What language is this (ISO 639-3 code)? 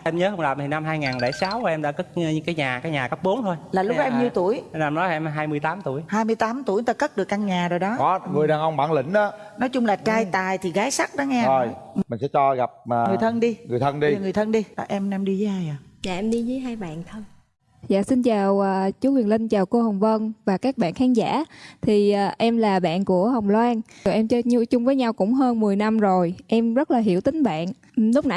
vie